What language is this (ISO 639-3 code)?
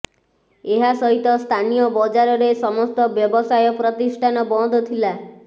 ori